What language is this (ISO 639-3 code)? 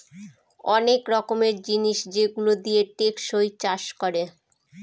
ben